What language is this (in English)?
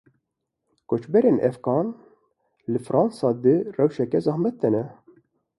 Kurdish